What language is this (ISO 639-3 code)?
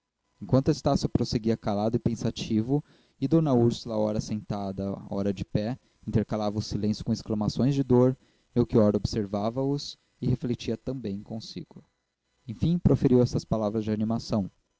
por